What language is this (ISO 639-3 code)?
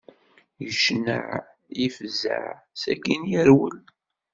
kab